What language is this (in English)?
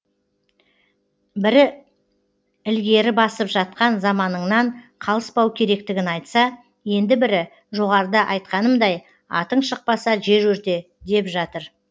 Kazakh